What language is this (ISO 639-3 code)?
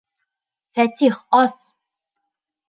bak